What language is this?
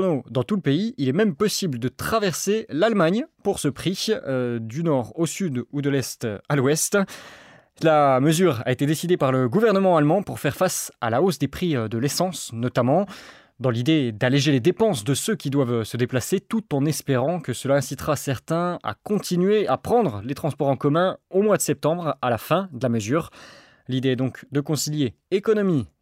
French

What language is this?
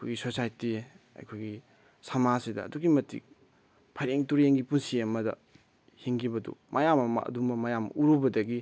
Manipuri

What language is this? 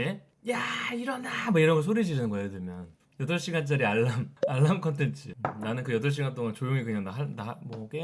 Korean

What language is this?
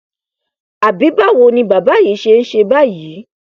Yoruba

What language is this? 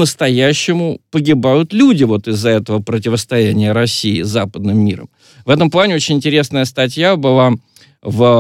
Russian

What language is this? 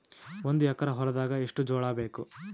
Kannada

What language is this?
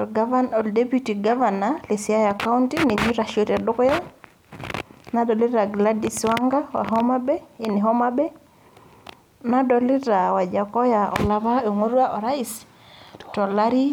Masai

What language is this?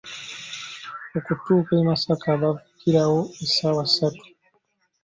Ganda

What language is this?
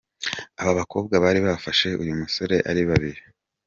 Kinyarwanda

